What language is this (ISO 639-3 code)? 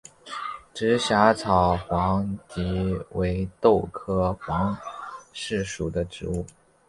zho